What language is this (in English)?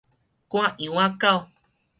Min Nan Chinese